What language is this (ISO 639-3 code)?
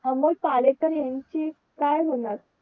mar